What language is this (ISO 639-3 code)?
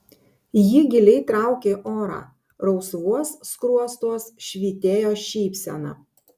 lit